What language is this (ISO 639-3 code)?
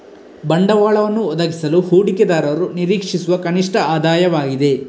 kan